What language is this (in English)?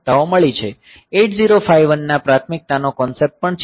Gujarati